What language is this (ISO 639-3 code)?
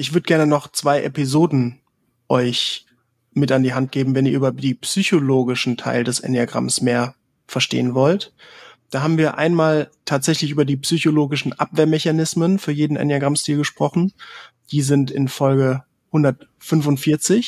deu